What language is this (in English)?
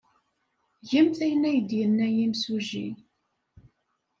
Kabyle